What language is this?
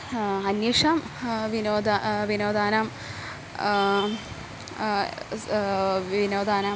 Sanskrit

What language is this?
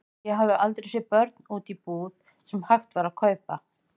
Icelandic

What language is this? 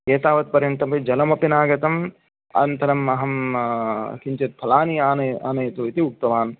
Sanskrit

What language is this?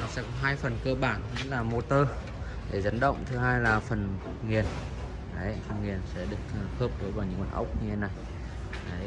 Vietnamese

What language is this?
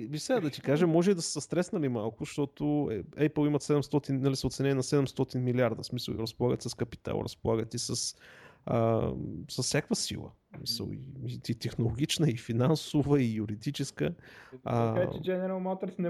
Bulgarian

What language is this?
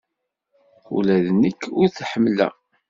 Kabyle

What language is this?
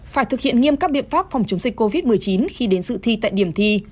Vietnamese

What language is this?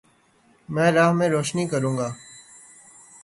Urdu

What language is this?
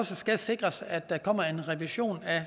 Danish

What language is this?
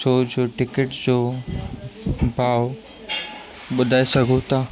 Sindhi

